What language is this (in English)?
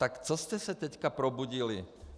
Czech